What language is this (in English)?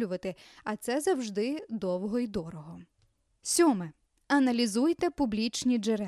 Ukrainian